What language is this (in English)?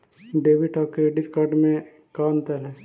Magahi